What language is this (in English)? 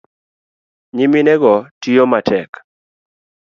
Luo (Kenya and Tanzania)